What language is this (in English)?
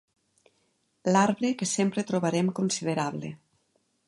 Catalan